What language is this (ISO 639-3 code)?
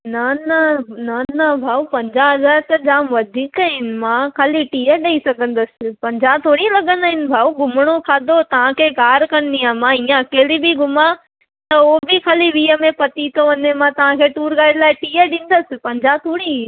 snd